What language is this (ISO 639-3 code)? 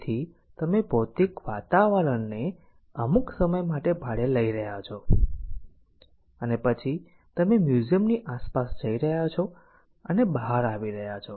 guj